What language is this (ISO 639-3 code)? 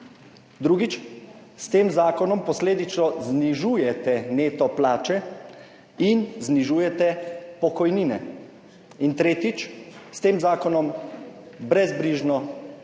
slv